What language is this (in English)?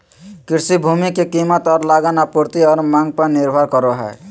Magahi